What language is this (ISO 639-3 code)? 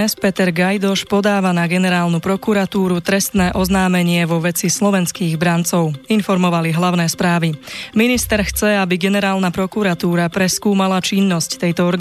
slk